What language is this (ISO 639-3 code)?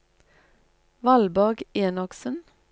nor